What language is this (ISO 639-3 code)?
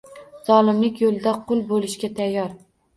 uzb